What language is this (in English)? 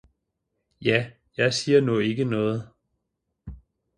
Danish